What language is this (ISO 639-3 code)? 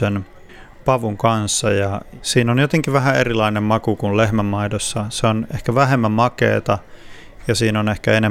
fin